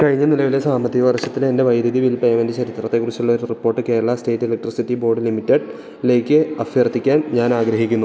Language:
Malayalam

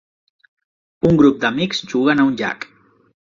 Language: Catalan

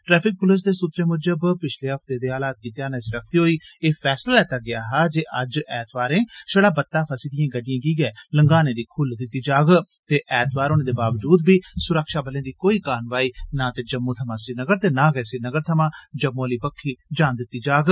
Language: Dogri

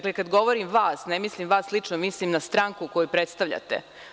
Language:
Serbian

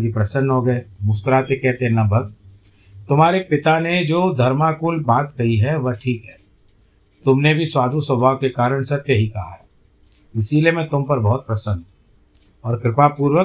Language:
Hindi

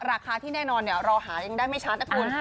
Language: Thai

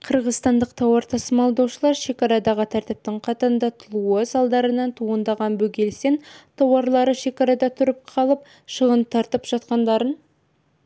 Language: Kazakh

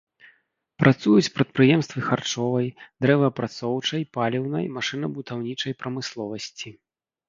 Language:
Belarusian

